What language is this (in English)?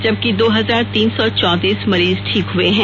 Hindi